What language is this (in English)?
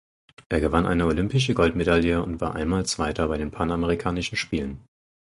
German